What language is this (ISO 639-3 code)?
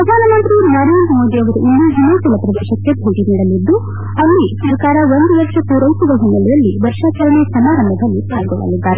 kan